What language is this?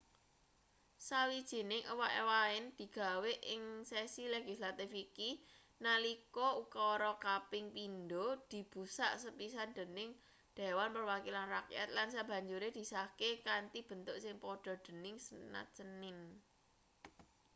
Javanese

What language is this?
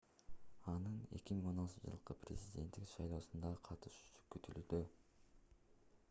Kyrgyz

